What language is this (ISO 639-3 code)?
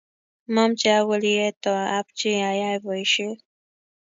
kln